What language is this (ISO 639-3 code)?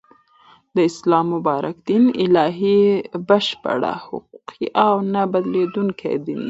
pus